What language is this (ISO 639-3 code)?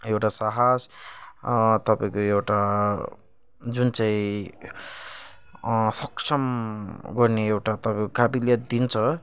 nep